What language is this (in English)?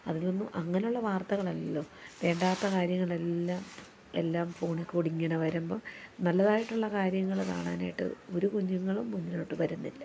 Malayalam